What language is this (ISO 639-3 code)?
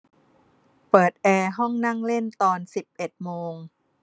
tha